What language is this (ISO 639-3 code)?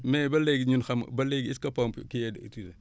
wol